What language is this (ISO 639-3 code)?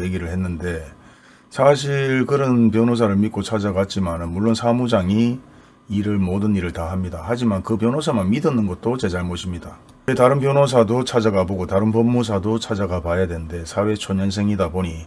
kor